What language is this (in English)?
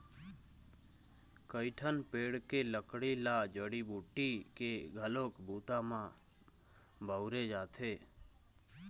Chhattisgarhi